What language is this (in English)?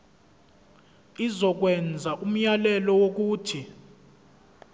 Zulu